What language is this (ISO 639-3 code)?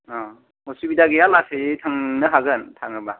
brx